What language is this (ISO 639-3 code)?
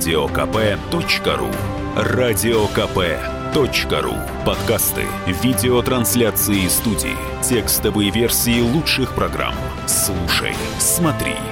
rus